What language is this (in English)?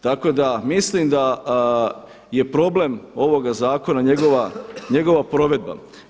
Croatian